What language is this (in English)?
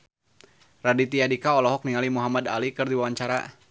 Sundanese